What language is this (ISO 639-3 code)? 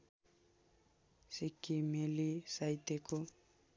nep